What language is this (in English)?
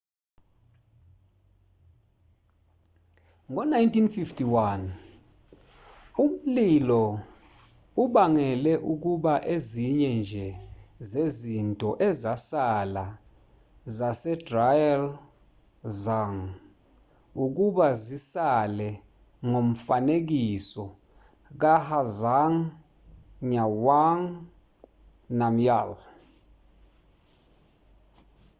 Zulu